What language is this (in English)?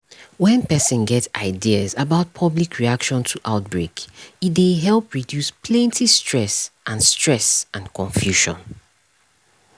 Nigerian Pidgin